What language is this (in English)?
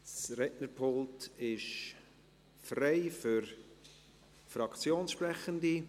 Swiss German